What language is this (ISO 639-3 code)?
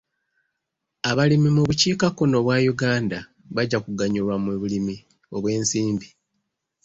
lug